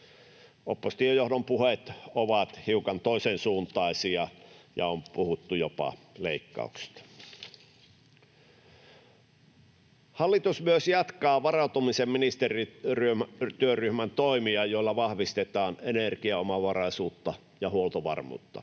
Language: Finnish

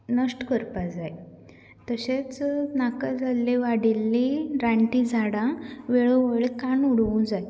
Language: Konkani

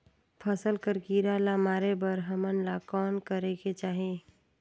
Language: Chhattisgarhi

